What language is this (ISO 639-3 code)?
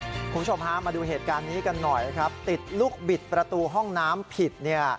tha